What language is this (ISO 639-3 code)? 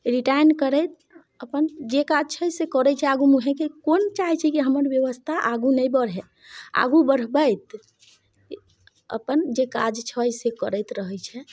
mai